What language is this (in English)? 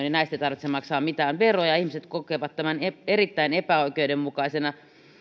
Finnish